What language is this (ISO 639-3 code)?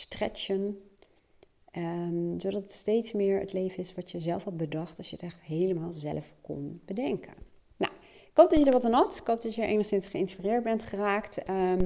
nld